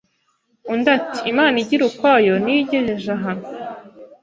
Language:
Kinyarwanda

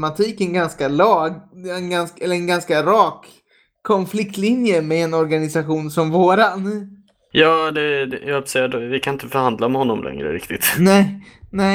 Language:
Swedish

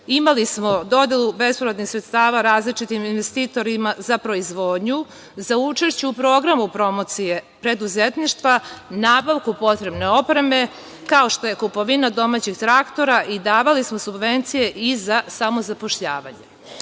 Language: Serbian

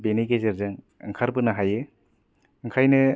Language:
Bodo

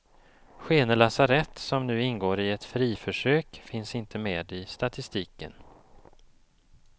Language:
Swedish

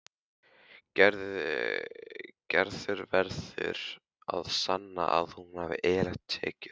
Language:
Icelandic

